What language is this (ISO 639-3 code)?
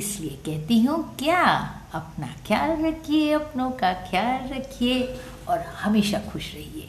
hin